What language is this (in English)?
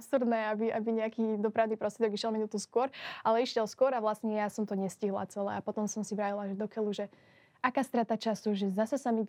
Slovak